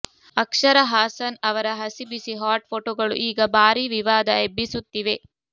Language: Kannada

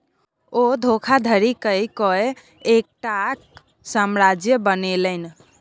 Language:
Maithili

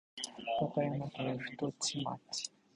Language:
Japanese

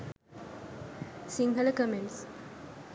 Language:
Sinhala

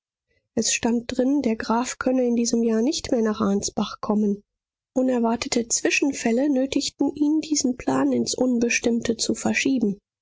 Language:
German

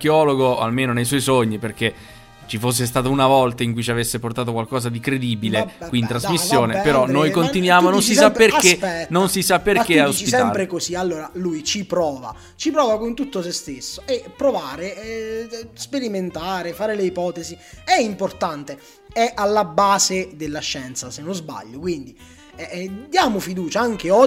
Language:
Italian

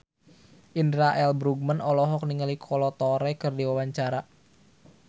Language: Sundanese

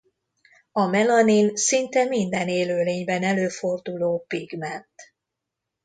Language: Hungarian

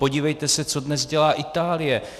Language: Czech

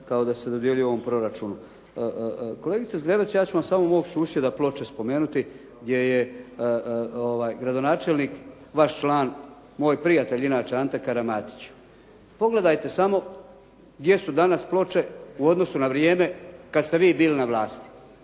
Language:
Croatian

